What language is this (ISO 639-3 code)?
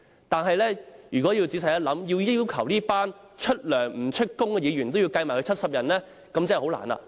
yue